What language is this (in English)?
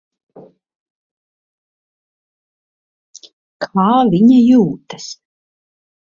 Latvian